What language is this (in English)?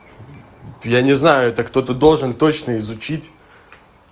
Russian